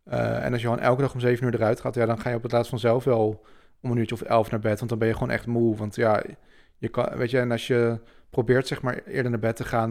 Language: Dutch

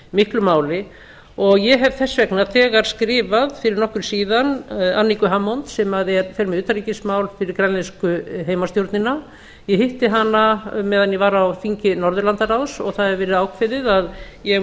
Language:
Icelandic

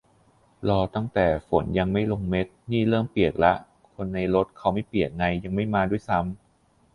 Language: Thai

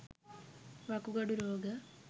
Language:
Sinhala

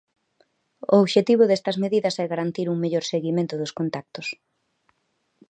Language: Galician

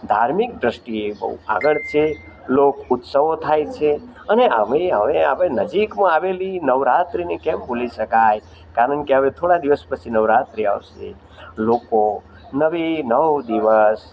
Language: Gujarati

